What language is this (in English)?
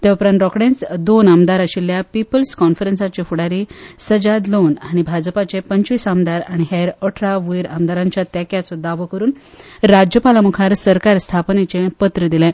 Konkani